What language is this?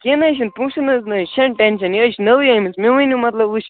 Kashmiri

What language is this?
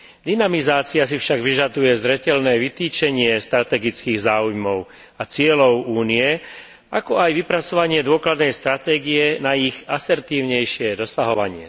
Slovak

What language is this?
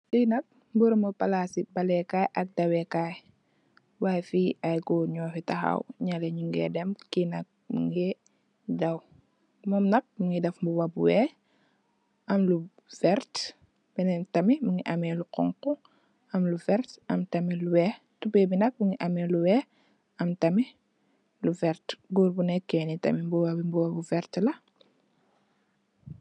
Wolof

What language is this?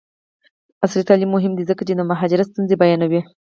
Pashto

